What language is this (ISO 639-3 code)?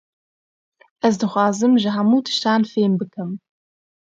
kur